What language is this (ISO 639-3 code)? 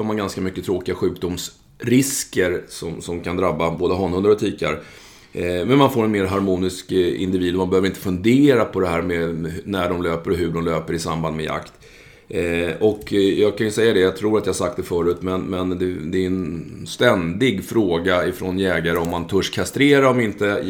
swe